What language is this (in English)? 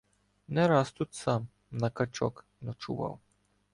Ukrainian